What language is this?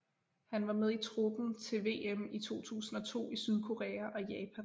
Danish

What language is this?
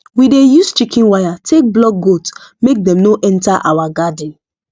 Nigerian Pidgin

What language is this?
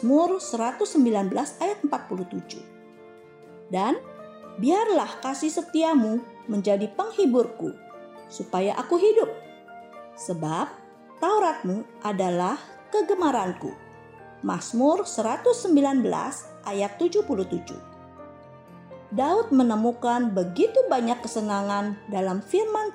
Indonesian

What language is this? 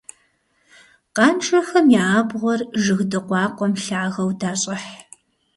Kabardian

